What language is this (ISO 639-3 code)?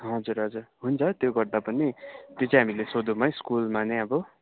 nep